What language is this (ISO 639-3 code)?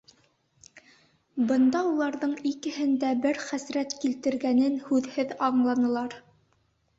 bak